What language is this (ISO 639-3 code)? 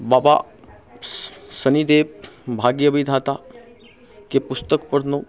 mai